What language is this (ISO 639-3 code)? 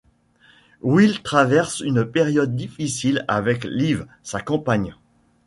fra